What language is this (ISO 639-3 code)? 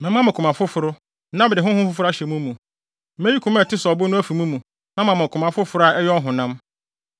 aka